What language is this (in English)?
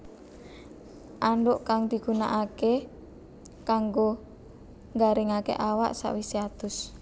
Javanese